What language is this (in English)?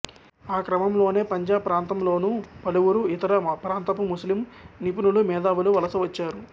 Telugu